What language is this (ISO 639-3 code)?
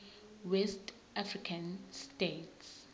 zul